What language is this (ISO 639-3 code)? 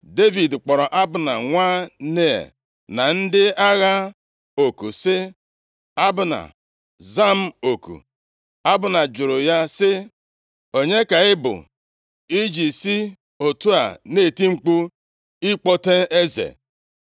ibo